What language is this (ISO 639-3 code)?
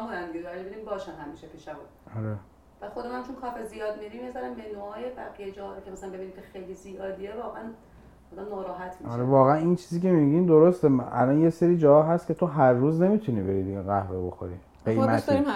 fas